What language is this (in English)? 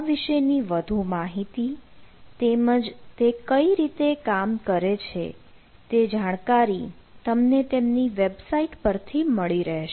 Gujarati